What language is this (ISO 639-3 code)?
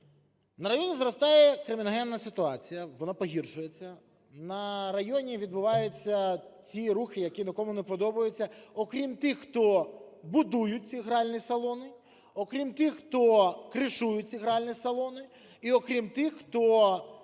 ukr